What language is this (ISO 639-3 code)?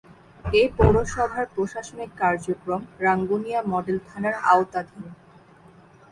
ben